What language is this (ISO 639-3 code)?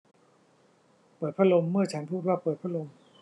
tha